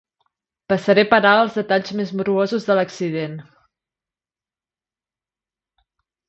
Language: Catalan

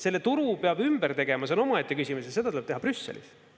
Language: Estonian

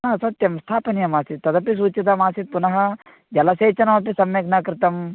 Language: Sanskrit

